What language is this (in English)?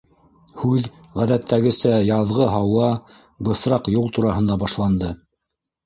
Bashkir